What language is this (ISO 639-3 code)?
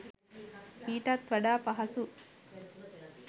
sin